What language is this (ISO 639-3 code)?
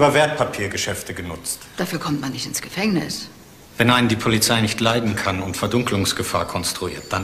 deu